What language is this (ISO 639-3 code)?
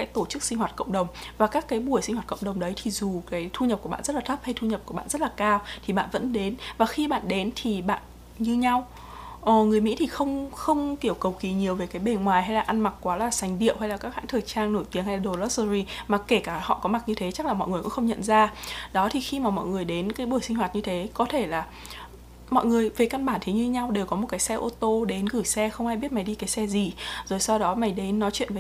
vie